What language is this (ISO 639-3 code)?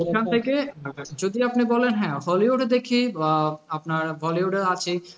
ben